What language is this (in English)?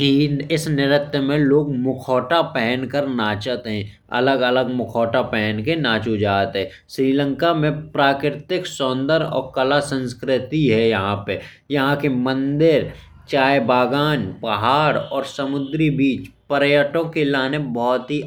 Bundeli